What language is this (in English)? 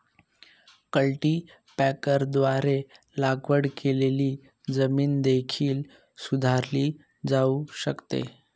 Marathi